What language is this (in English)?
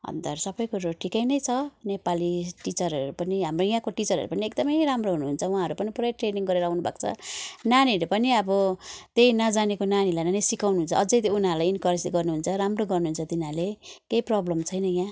Nepali